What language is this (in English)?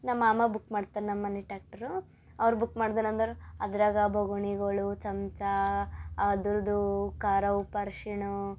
Kannada